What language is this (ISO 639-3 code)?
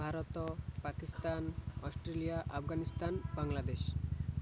ori